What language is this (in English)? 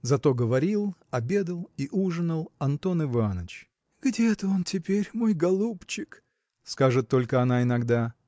Russian